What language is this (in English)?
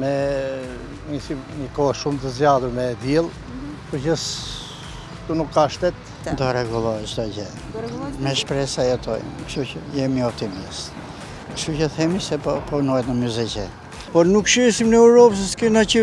Romanian